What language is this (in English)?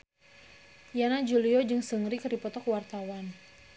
Sundanese